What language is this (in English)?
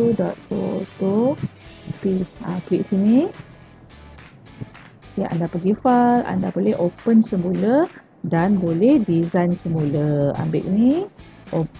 Malay